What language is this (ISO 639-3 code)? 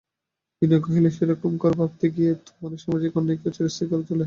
ben